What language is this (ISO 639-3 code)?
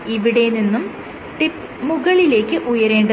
mal